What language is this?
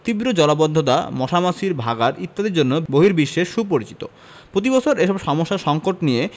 Bangla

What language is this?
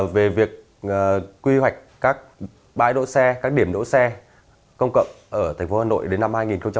Vietnamese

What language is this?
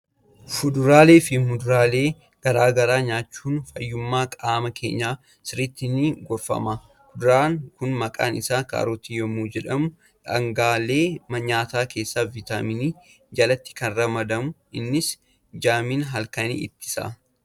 Oromo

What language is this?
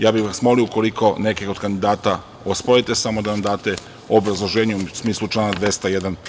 Serbian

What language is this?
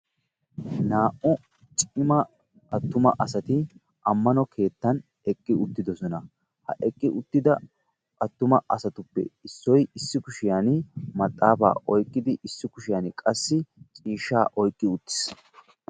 Wolaytta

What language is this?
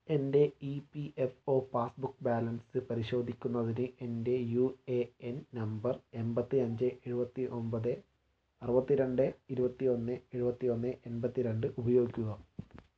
Malayalam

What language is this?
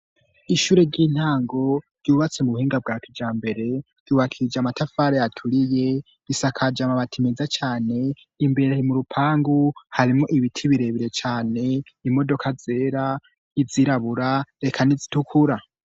Rundi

